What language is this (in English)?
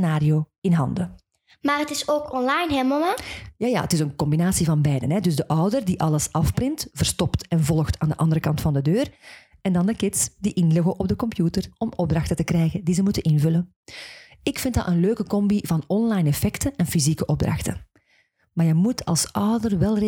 Dutch